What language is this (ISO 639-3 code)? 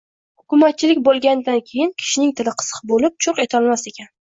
uzb